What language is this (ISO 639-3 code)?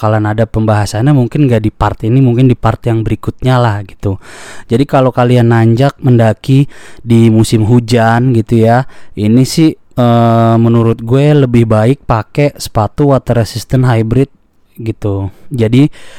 ind